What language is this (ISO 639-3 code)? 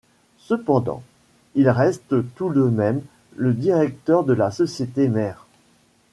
fra